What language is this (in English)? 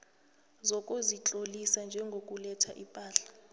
South Ndebele